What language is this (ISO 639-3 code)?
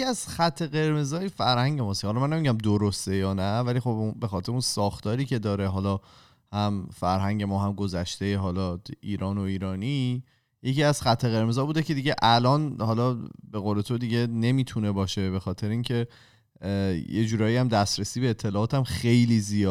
fas